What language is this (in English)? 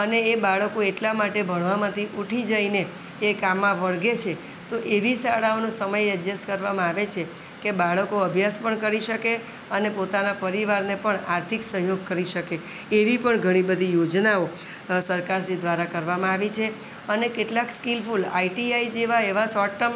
Gujarati